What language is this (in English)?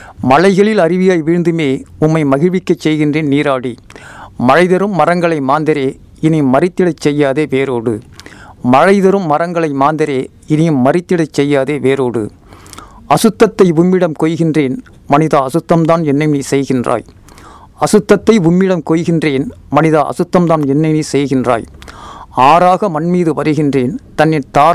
Tamil